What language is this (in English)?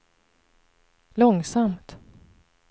Swedish